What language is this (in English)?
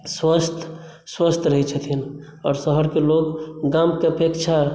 Maithili